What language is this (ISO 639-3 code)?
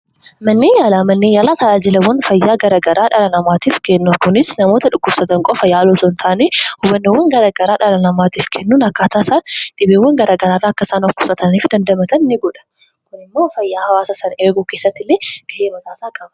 orm